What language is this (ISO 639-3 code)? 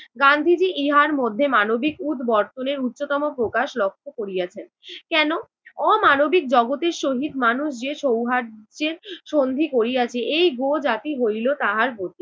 ben